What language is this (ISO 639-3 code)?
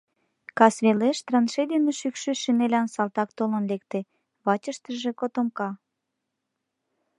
chm